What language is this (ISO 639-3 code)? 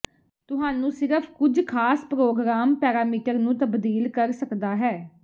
pan